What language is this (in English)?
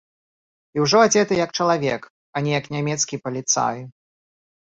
Belarusian